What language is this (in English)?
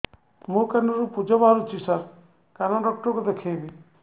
Odia